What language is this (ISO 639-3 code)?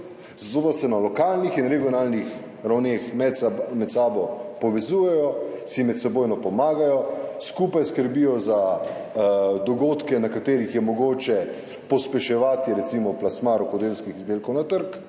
slv